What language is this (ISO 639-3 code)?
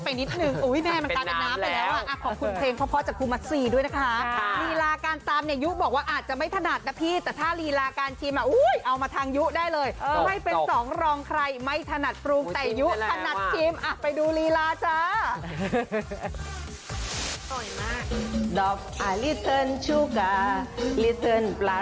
tha